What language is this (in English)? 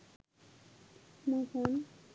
Bangla